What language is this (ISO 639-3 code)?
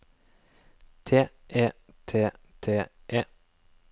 nor